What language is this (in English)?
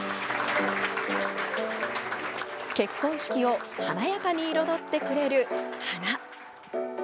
Japanese